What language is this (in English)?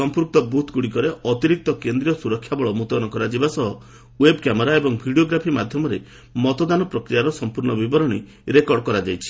Odia